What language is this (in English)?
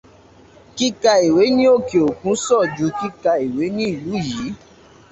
Yoruba